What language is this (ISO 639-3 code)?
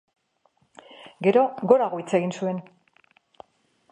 eus